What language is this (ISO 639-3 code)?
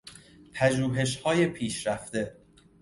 fas